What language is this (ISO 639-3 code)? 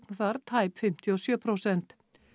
isl